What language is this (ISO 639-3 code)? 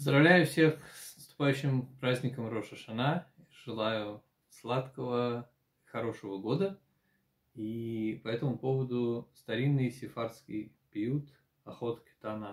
rus